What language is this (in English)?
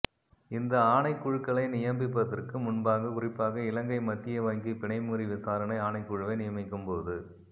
Tamil